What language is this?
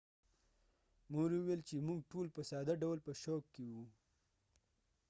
Pashto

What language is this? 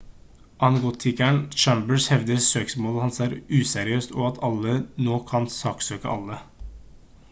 Norwegian Bokmål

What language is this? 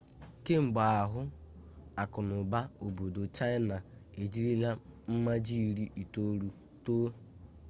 Igbo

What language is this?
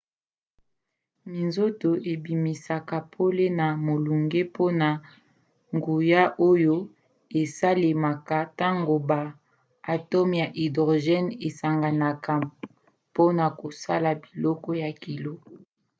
Lingala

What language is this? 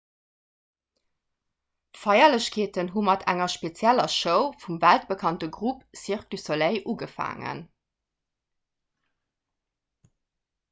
Luxembourgish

